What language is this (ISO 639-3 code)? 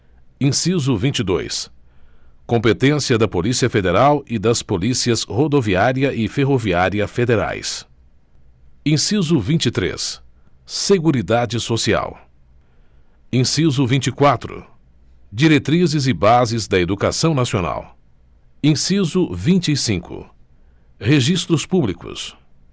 por